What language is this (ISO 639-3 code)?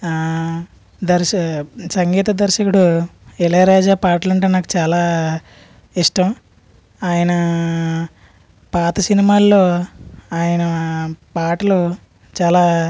tel